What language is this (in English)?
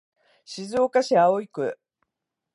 Japanese